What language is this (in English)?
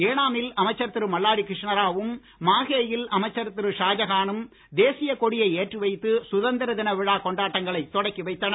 Tamil